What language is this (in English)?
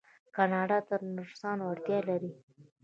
Pashto